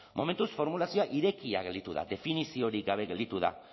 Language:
Basque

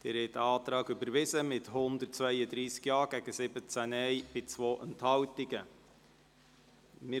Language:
Swiss German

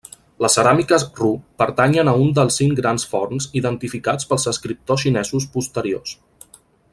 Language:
Catalan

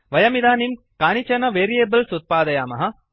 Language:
Sanskrit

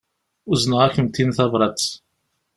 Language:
Kabyle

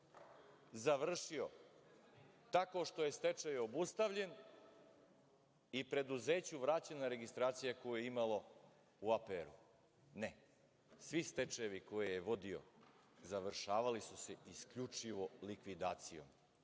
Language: Serbian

